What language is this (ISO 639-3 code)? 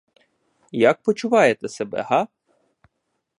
ukr